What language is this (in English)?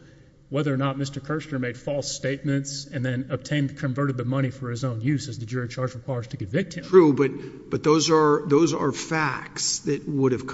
English